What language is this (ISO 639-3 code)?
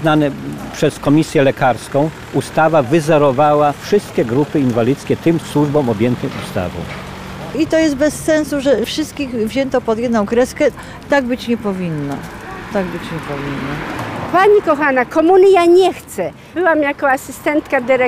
pol